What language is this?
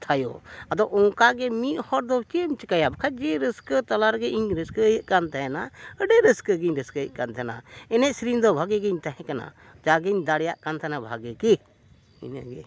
Santali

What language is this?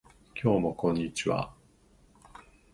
Japanese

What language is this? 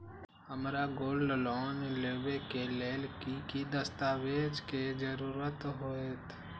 Magahi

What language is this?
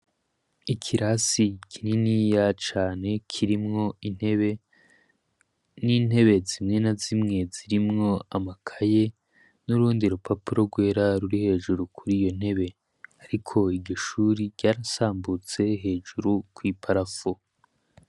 Rundi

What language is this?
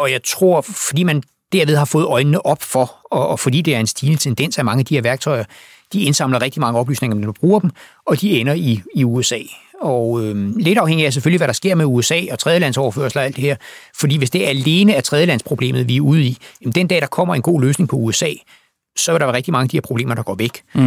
Danish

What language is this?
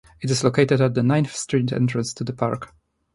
English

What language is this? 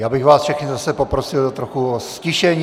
Czech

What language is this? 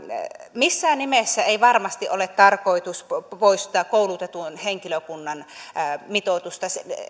Finnish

